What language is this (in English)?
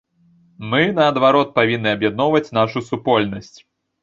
Belarusian